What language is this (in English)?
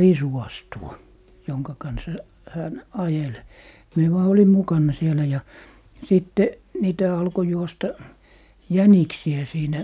Finnish